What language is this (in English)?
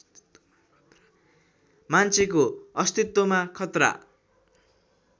Nepali